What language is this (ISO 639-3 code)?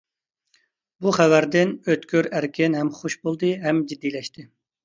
uig